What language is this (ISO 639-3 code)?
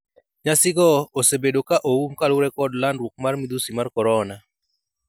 luo